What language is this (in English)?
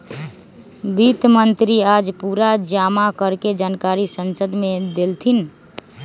Magahi